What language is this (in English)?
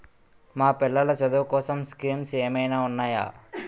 Telugu